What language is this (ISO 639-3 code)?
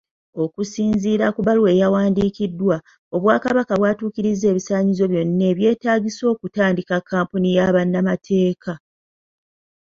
lug